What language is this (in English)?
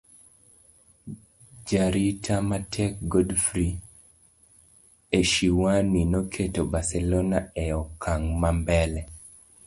Luo (Kenya and Tanzania)